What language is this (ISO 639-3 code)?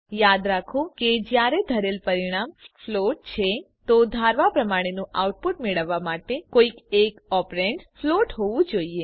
guj